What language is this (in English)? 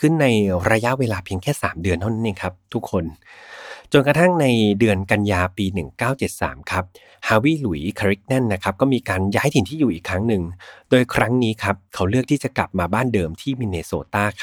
Thai